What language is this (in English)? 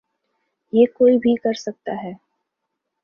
Urdu